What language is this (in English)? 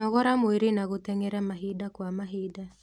Kikuyu